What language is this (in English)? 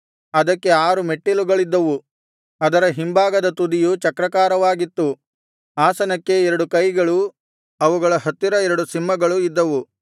Kannada